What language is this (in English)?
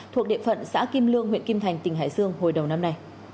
Vietnamese